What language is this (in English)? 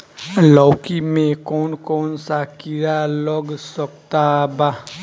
Bhojpuri